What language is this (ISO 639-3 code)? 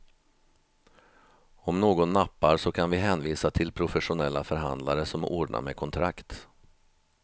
swe